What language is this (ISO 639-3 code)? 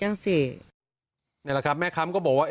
tha